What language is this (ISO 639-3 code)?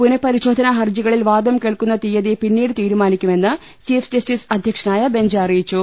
mal